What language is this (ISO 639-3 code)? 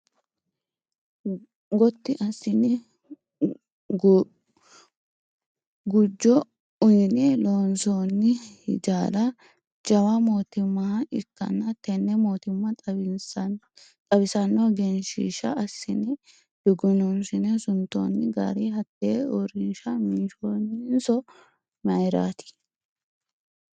sid